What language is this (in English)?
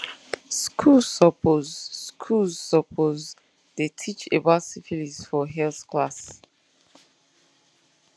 Nigerian Pidgin